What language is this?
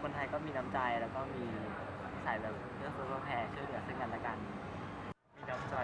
Thai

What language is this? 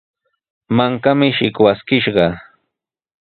Sihuas Ancash Quechua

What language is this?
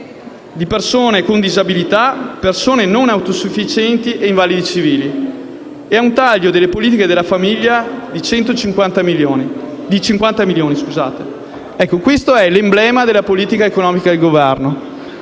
Italian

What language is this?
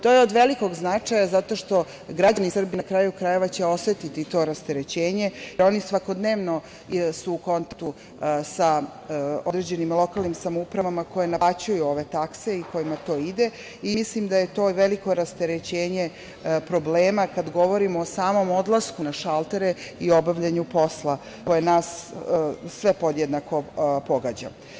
Serbian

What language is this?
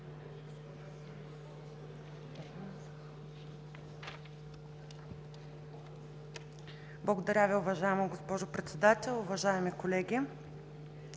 Bulgarian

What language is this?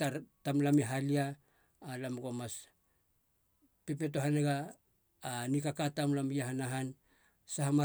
Halia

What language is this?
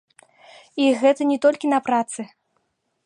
Belarusian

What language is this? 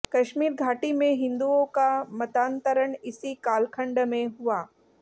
Hindi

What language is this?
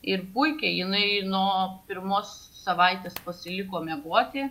Lithuanian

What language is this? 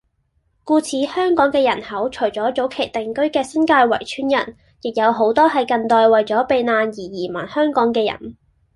Cantonese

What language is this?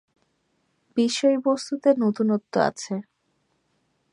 Bangla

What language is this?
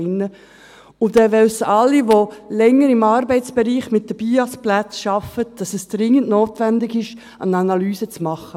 Swiss German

